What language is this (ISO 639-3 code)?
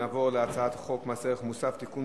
heb